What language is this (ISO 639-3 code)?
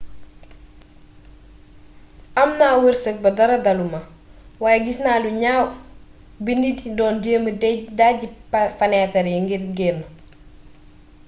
wol